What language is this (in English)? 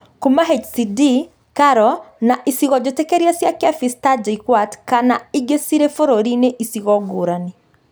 Kikuyu